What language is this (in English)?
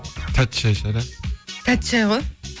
Kazakh